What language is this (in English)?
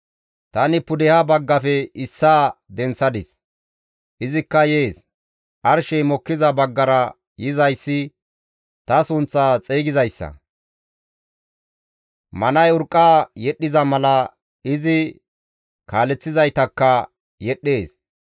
Gamo